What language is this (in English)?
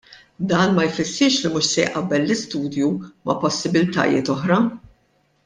Maltese